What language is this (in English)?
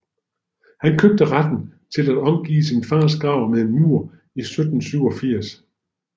Danish